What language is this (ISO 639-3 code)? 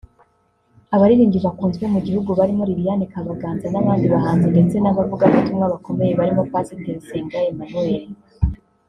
kin